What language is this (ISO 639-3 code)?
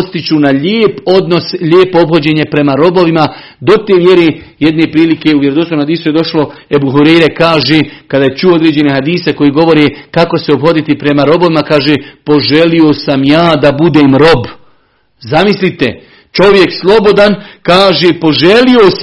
hrv